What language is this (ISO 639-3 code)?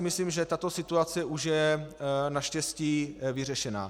ces